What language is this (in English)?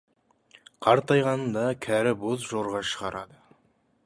Kazakh